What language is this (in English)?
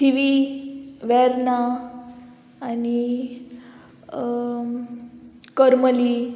Konkani